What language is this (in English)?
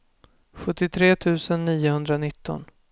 Swedish